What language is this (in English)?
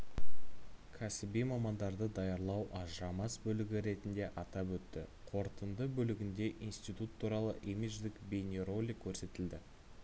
Kazakh